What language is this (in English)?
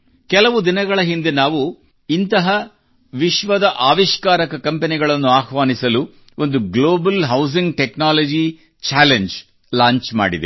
Kannada